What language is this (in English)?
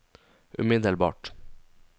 Norwegian